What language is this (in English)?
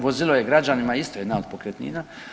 Croatian